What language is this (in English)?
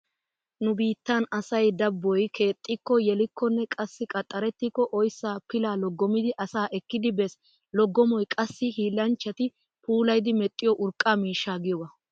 Wolaytta